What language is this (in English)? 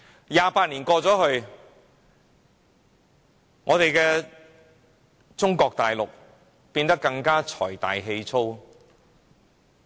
Cantonese